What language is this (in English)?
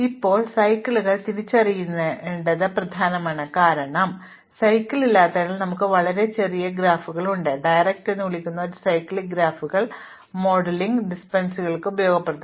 Malayalam